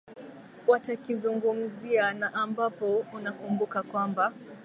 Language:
Swahili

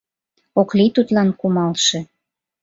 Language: Mari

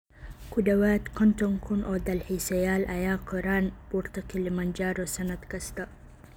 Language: Somali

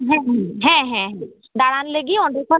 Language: Santali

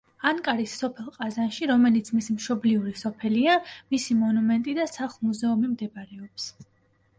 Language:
Georgian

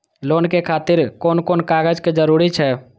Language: Maithili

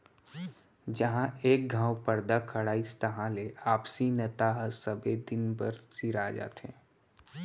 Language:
Chhattisgarhi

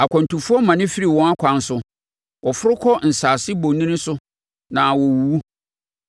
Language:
Akan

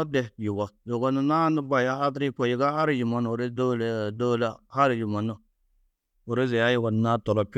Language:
Tedaga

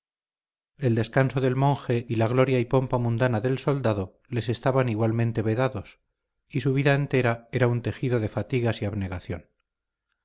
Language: Spanish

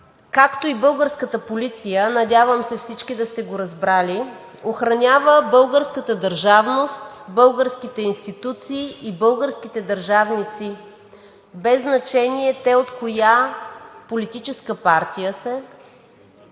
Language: Bulgarian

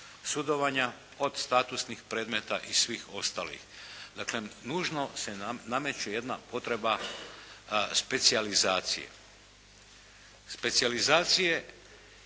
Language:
Croatian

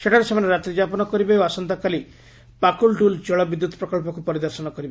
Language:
Odia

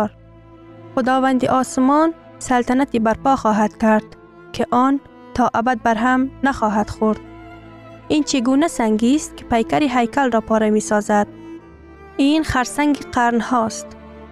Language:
Persian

